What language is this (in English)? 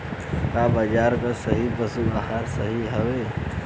Bhojpuri